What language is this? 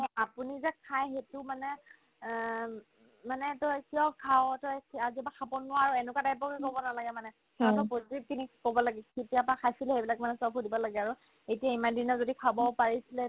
Assamese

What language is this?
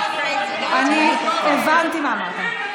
Hebrew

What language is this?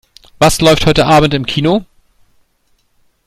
German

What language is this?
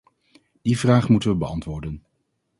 Dutch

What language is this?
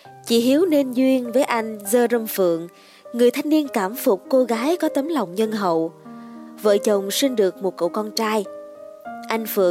Vietnamese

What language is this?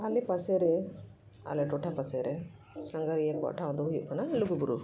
Santali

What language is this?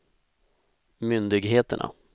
Swedish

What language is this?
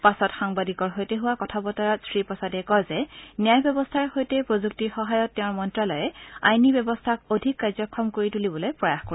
Assamese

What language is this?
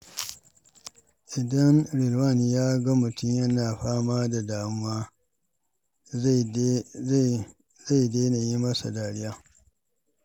Hausa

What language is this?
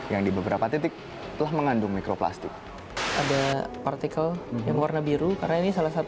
Indonesian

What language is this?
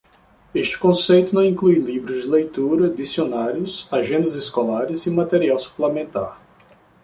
Portuguese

